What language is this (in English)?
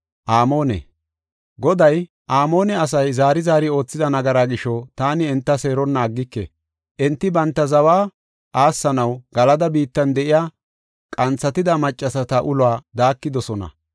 Gofa